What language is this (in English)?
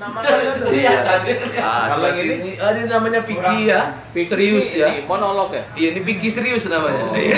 Indonesian